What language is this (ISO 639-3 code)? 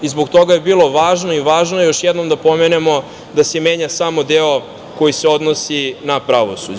srp